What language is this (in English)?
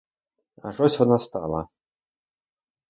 Ukrainian